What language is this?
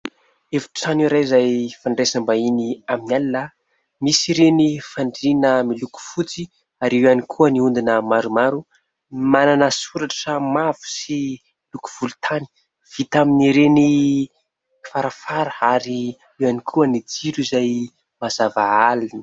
Malagasy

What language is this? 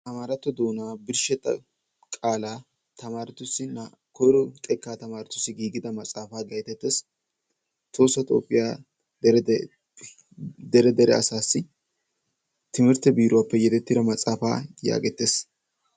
Wolaytta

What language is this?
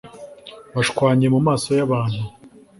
Kinyarwanda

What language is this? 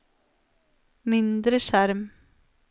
Norwegian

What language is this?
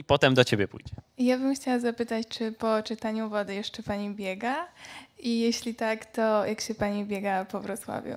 Polish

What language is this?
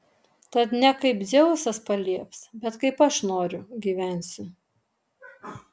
Lithuanian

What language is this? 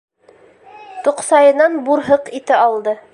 Bashkir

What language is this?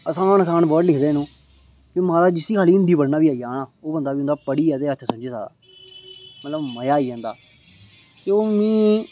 Dogri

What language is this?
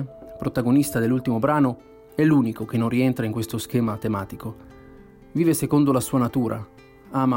Italian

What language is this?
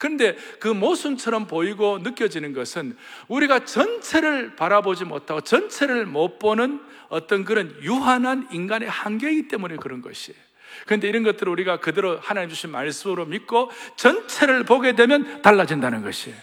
Korean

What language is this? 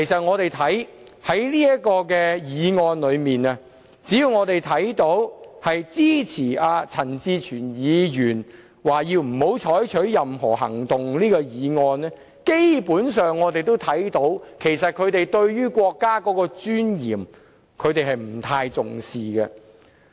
Cantonese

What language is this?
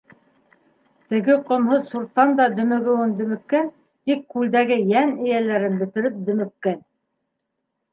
Bashkir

